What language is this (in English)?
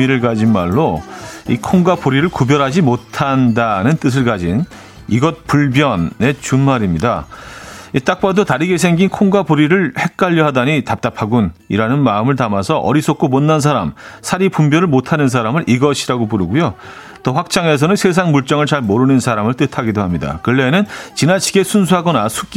Korean